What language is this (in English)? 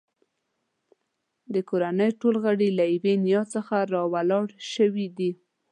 Pashto